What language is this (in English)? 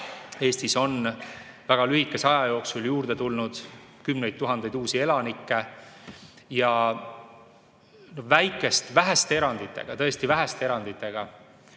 Estonian